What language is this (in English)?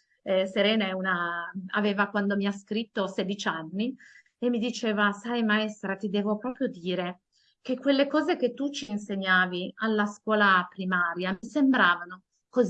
Italian